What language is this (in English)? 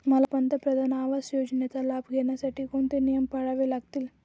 Marathi